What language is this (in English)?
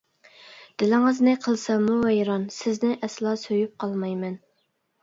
Uyghur